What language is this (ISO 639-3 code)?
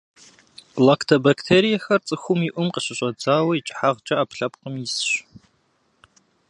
kbd